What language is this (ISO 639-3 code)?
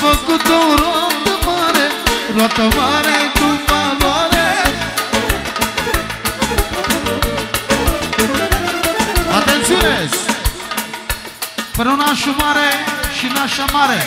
ron